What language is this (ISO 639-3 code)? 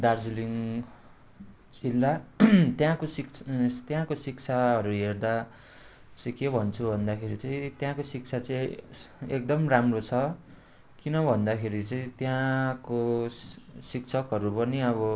nep